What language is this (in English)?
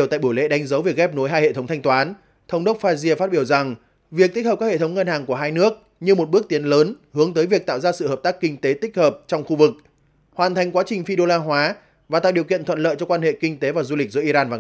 Vietnamese